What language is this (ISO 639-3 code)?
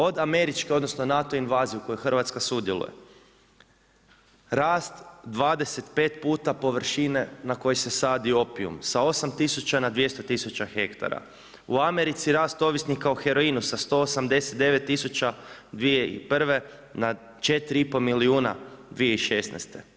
hrv